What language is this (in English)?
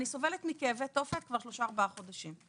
Hebrew